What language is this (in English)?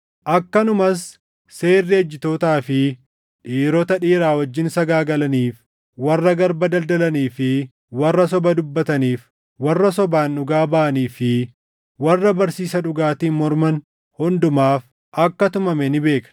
Oromo